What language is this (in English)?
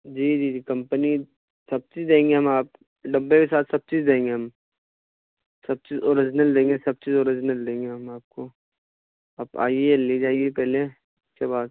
Urdu